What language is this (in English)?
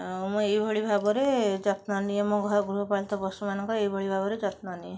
Odia